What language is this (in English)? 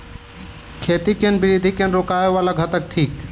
Maithili